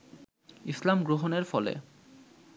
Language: Bangla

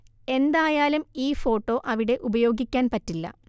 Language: Malayalam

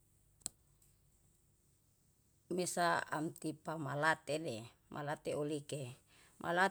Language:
Yalahatan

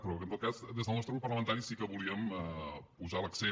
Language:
Catalan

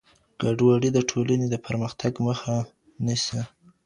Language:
Pashto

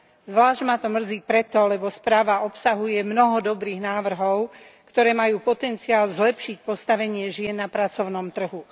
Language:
Slovak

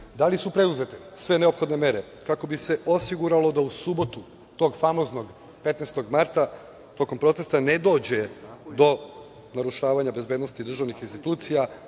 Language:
Serbian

